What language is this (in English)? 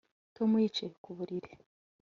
Kinyarwanda